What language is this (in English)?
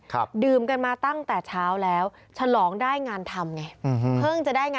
Thai